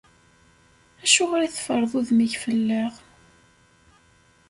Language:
Kabyle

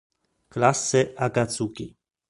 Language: Italian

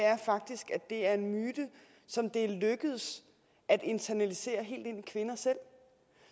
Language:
Danish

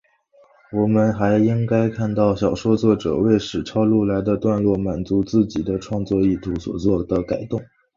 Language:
Chinese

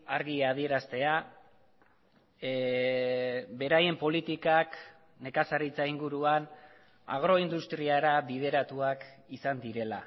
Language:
Basque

